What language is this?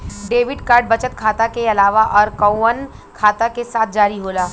Bhojpuri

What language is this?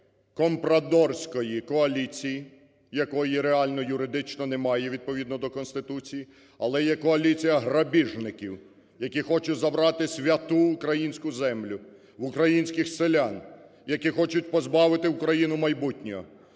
Ukrainian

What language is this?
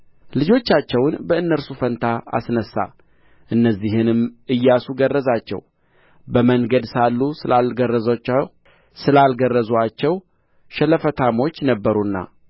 Amharic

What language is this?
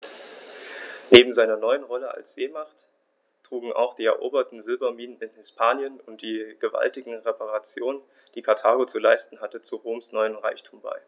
German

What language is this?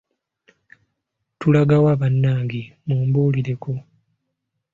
Ganda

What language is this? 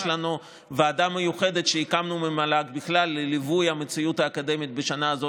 Hebrew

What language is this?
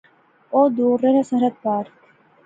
Pahari-Potwari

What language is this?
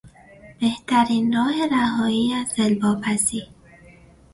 Persian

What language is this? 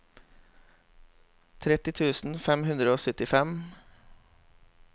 Norwegian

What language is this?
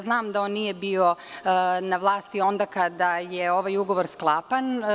Serbian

